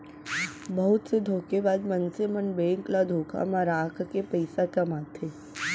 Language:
Chhattisgarhi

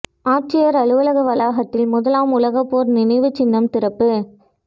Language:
Tamil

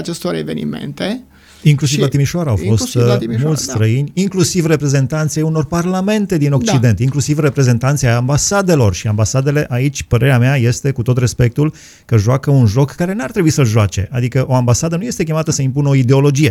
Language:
Romanian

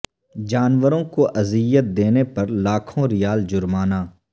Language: Urdu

